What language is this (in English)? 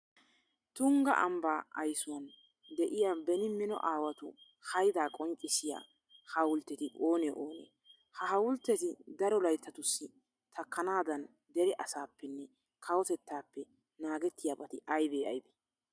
Wolaytta